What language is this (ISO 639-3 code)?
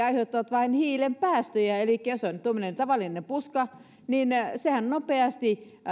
fin